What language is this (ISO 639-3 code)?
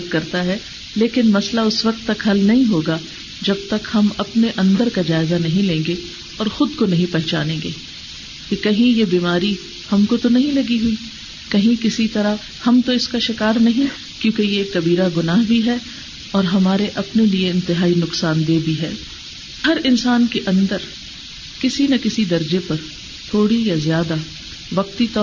urd